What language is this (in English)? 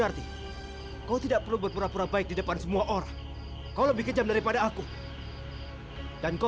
Indonesian